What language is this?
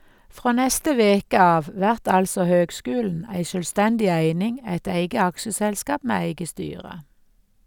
Norwegian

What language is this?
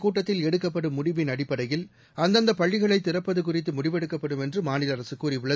Tamil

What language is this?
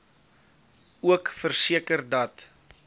Afrikaans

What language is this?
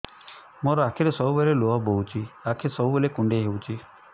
Odia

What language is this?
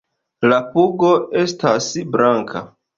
Esperanto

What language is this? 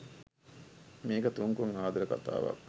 Sinhala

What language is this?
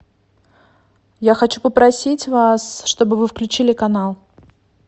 Russian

